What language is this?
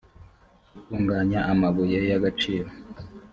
Kinyarwanda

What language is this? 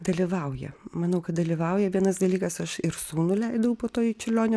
Lithuanian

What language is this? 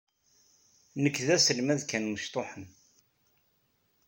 Kabyle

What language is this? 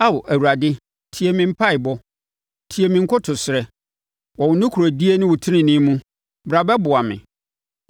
Akan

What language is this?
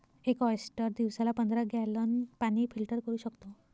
Marathi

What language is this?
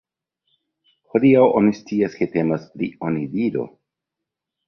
Esperanto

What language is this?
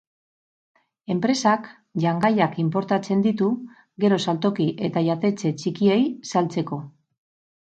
Basque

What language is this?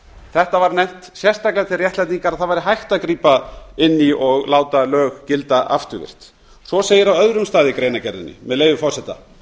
Icelandic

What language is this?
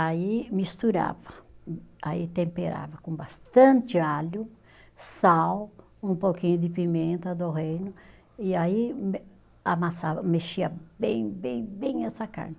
Portuguese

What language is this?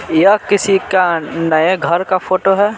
Hindi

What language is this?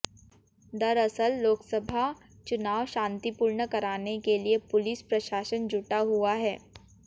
Hindi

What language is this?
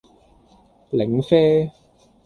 Cantonese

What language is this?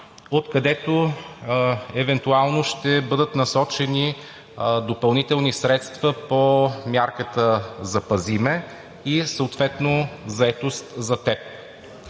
Bulgarian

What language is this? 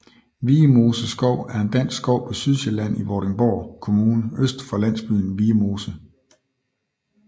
Danish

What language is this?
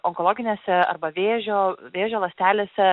Lithuanian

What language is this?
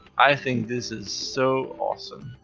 English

